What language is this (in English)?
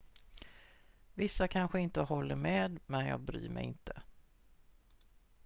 Swedish